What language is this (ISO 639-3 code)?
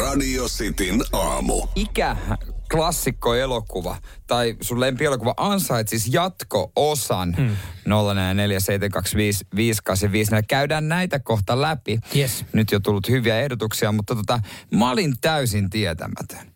fin